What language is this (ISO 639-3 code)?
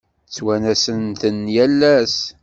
kab